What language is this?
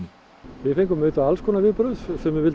Icelandic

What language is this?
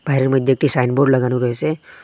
Bangla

